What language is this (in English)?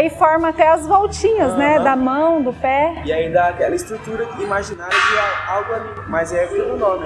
Portuguese